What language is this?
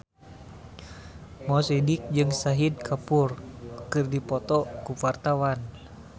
Sundanese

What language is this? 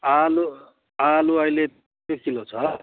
Nepali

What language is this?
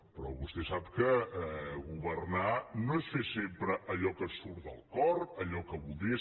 Catalan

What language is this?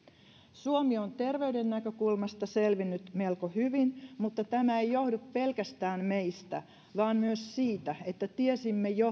Finnish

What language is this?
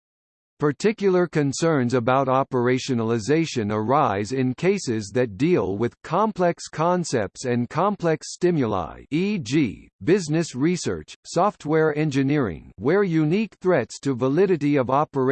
English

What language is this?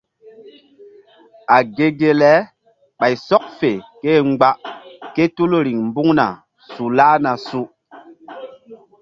Mbum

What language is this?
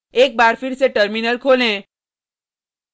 Hindi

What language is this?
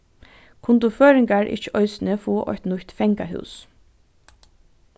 Faroese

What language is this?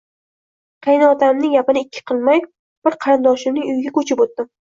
Uzbek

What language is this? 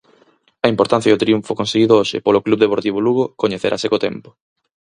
Galician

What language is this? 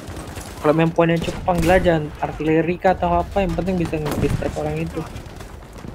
Indonesian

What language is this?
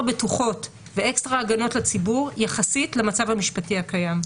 Hebrew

